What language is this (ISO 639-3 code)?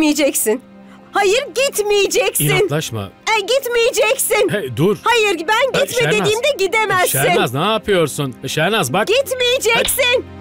tur